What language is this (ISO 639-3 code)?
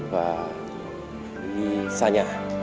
vie